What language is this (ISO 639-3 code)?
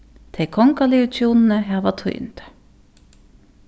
fao